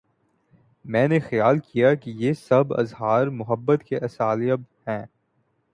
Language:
Urdu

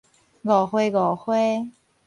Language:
Min Nan Chinese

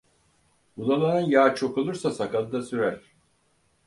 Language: Turkish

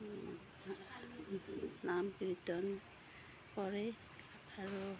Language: Assamese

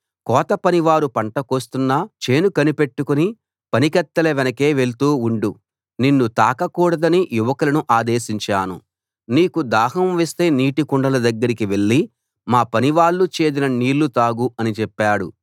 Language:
Telugu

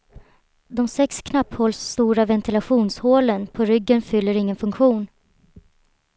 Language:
Swedish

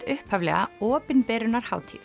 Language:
Icelandic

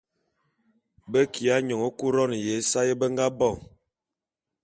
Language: Bulu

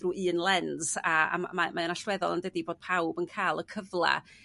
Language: Welsh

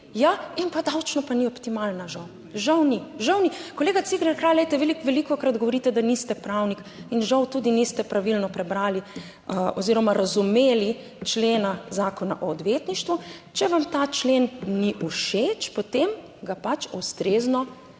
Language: Slovenian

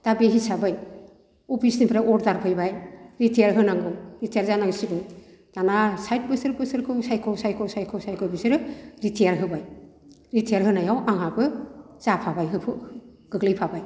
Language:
Bodo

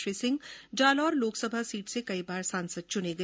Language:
Hindi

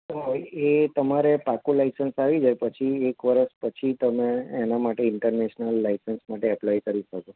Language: Gujarati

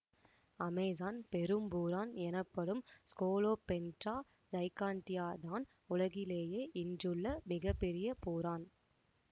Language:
Tamil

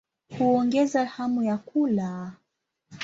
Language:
Swahili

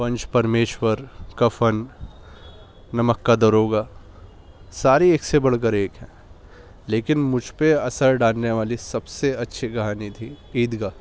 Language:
Urdu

